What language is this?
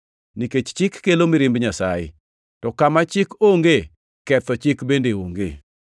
Luo (Kenya and Tanzania)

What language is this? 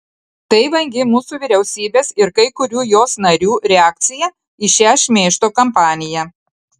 Lithuanian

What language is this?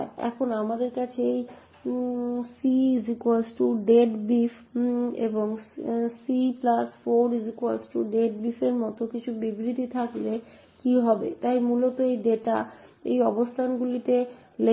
Bangla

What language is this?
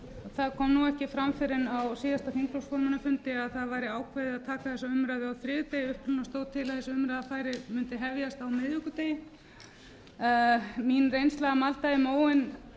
Icelandic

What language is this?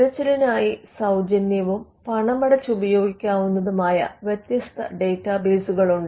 Malayalam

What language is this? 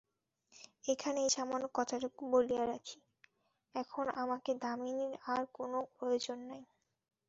Bangla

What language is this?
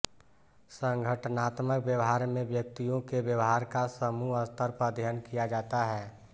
Hindi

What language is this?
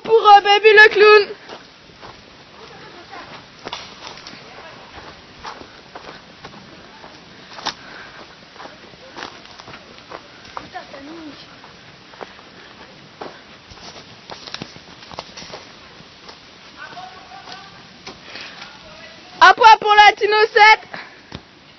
French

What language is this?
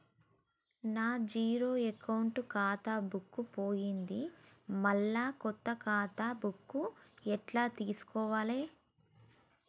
Telugu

